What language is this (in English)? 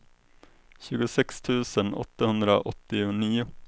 Swedish